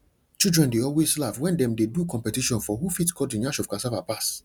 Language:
Nigerian Pidgin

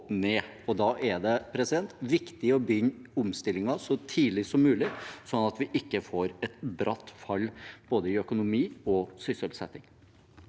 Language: Norwegian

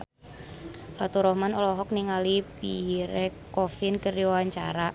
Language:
Sundanese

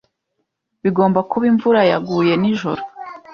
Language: Kinyarwanda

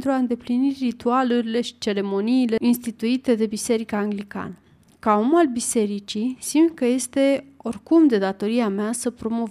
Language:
Romanian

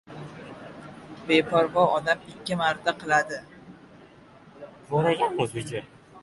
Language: Uzbek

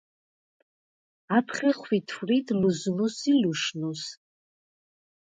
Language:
Svan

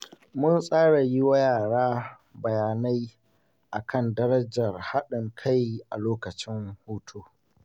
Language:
Hausa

